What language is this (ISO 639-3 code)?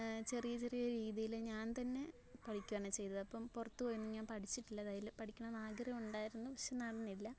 mal